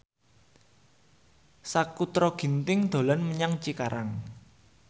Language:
Javanese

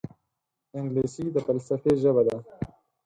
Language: Pashto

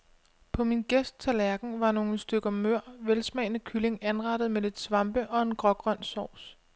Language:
Danish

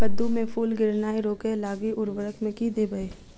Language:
Maithili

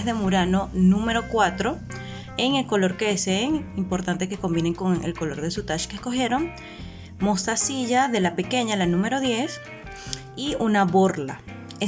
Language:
Spanish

